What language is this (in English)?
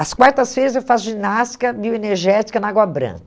Portuguese